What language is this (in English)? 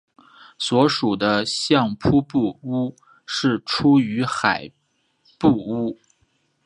Chinese